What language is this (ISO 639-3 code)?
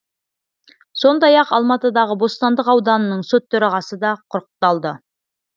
kaz